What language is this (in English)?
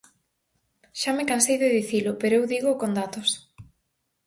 Galician